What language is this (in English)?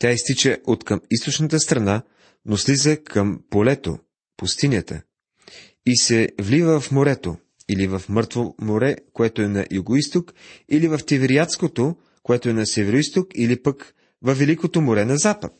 Bulgarian